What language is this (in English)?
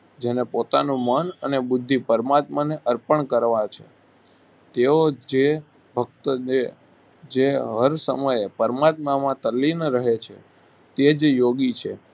Gujarati